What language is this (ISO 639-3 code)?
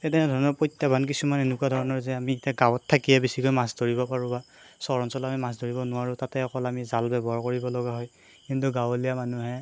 asm